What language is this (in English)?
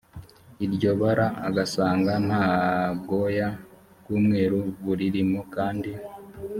Kinyarwanda